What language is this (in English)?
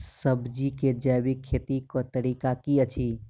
Maithili